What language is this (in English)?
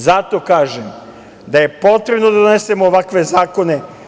Serbian